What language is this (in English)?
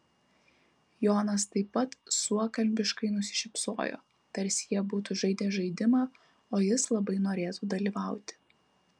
Lithuanian